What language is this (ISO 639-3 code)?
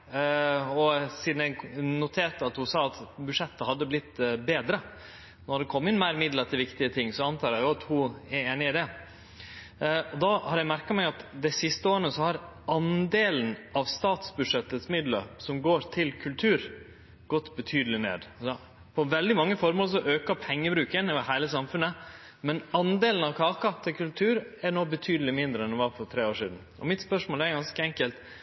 nno